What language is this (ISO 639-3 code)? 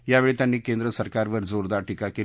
mar